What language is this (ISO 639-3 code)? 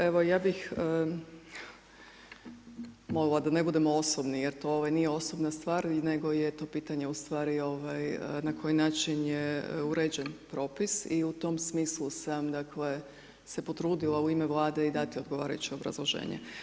hrv